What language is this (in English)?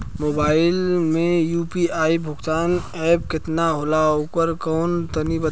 Bhojpuri